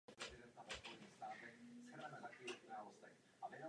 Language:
Czech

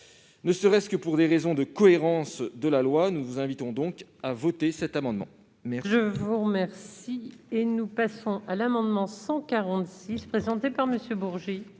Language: French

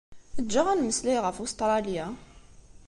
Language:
Kabyle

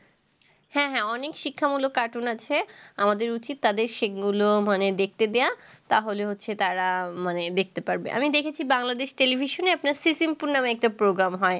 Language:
Bangla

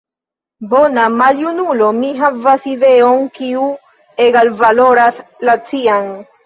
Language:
Esperanto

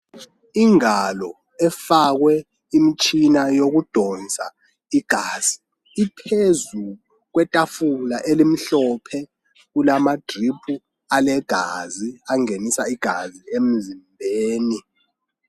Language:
North Ndebele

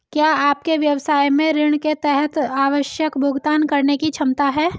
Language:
Hindi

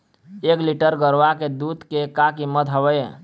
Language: Chhattisgarhi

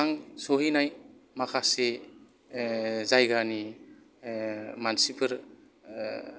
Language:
Bodo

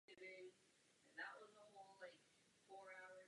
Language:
Czech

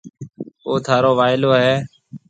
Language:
Marwari (Pakistan)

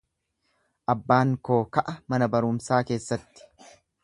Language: Oromo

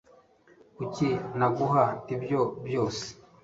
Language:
Kinyarwanda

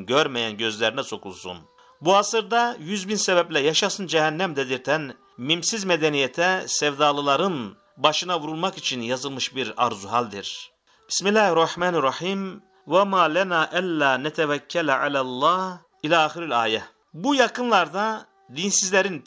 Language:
Turkish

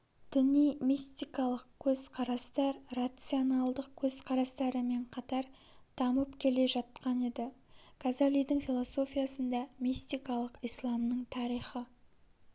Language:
Kazakh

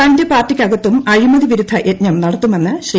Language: Malayalam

